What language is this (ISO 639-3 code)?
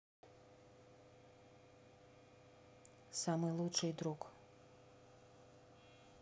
rus